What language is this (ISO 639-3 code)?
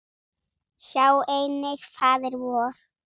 isl